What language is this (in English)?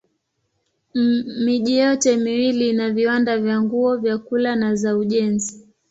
Swahili